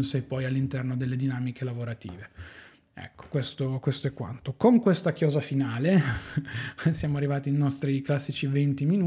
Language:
Italian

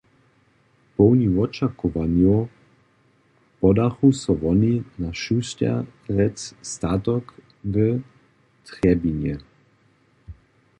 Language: Upper Sorbian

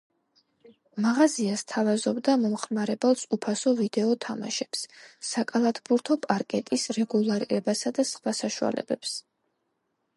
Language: Georgian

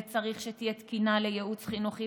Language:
Hebrew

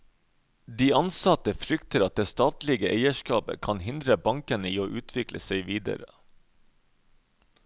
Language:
Norwegian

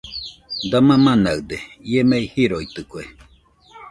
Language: Nüpode Huitoto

